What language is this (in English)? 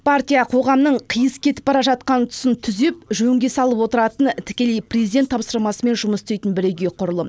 Kazakh